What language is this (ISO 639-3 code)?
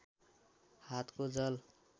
nep